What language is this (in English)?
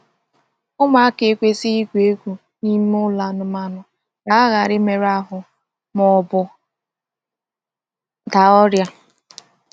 Igbo